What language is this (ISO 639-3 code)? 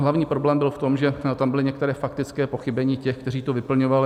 ces